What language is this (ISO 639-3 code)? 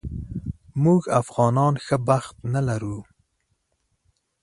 pus